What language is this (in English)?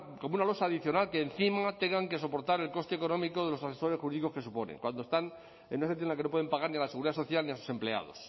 Spanish